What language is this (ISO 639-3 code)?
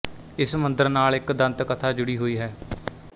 pan